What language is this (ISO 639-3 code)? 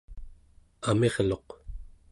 esu